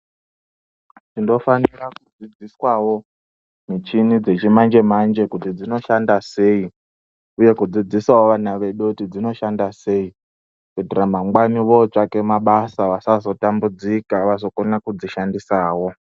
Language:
Ndau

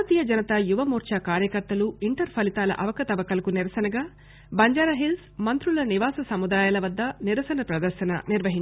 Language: Telugu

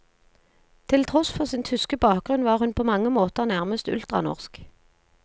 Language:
Norwegian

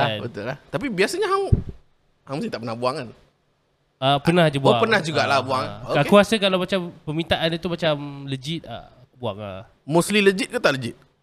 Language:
Malay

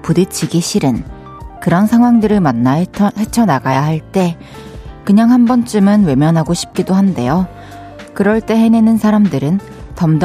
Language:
Korean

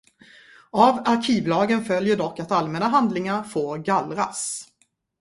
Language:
Swedish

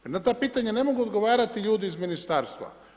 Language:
Croatian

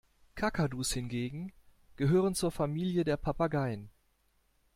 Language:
German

